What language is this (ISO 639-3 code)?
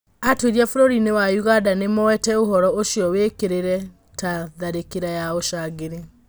kik